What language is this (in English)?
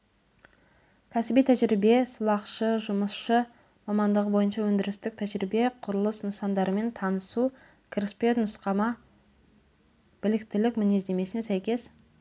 Kazakh